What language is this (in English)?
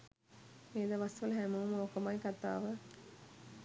Sinhala